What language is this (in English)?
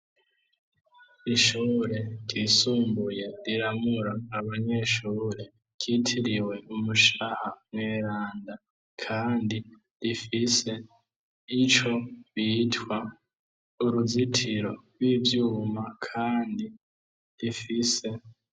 Rundi